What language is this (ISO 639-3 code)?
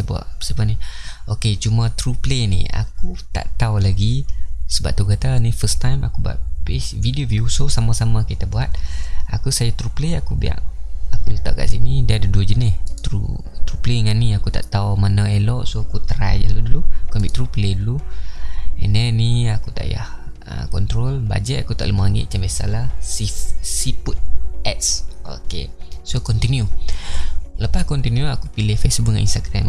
msa